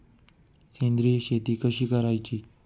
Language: Marathi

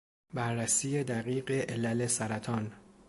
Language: Persian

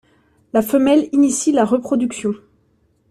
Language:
French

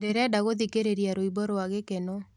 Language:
Kikuyu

